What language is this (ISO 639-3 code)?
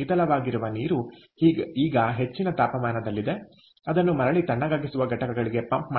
kan